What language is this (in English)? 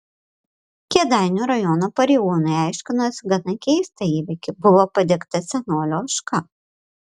Lithuanian